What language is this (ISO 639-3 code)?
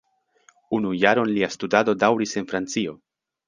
epo